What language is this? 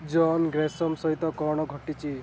Odia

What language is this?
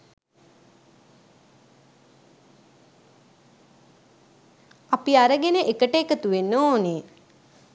Sinhala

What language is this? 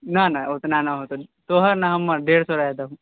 Maithili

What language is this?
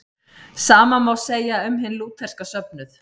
Icelandic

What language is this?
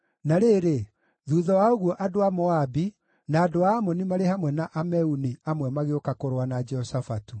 Kikuyu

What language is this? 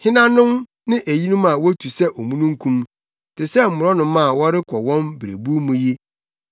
Akan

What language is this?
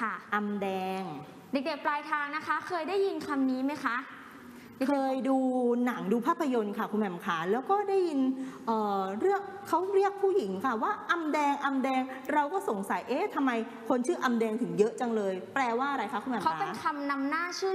Thai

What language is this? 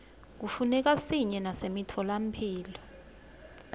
Swati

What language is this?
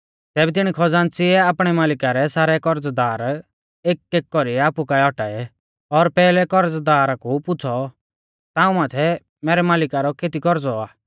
Mahasu Pahari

